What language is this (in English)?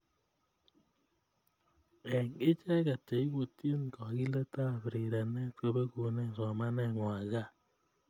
Kalenjin